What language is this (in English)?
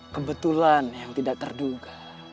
Indonesian